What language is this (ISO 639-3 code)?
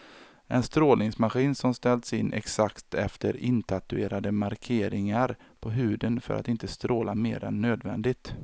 swe